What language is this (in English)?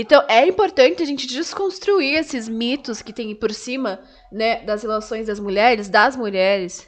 Portuguese